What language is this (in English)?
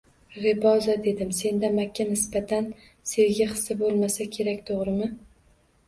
Uzbek